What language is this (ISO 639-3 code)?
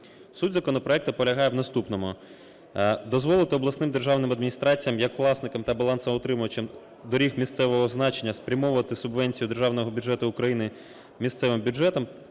ukr